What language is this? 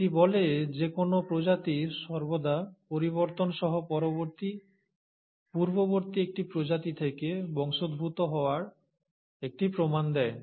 Bangla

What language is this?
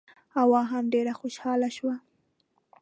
Pashto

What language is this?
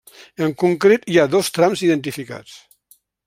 Catalan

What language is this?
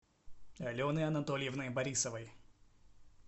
Russian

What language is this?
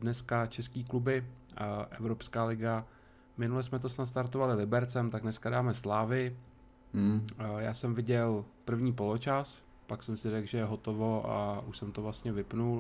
Czech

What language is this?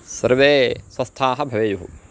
Sanskrit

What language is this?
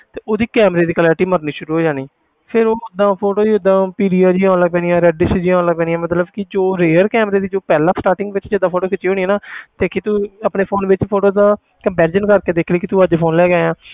Punjabi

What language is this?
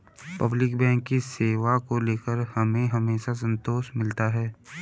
Hindi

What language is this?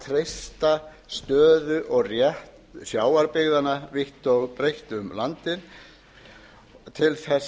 Icelandic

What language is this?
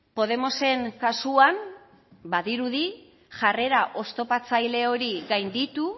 Basque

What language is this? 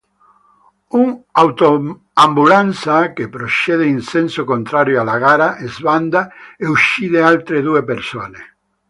Italian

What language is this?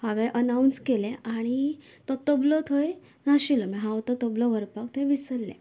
Konkani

